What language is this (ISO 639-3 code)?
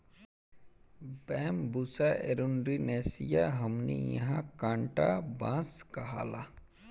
bho